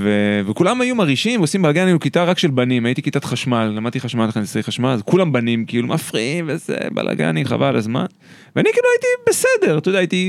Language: Hebrew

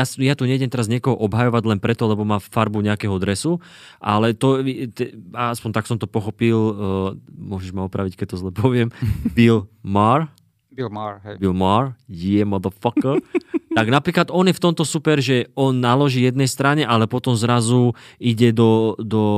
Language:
Slovak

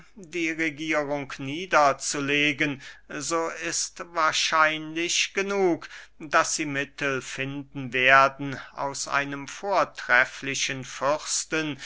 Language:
German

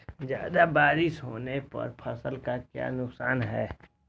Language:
Magahi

